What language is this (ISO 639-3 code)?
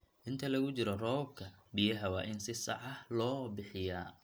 som